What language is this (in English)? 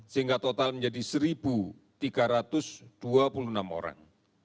Indonesian